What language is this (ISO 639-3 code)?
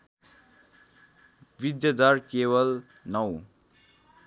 nep